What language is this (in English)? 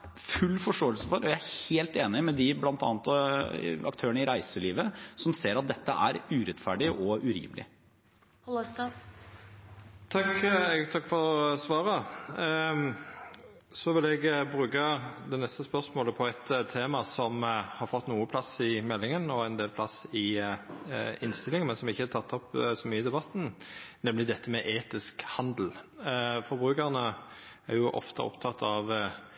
Norwegian